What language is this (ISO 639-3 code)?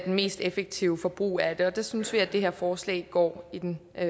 dan